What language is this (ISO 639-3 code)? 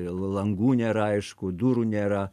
lit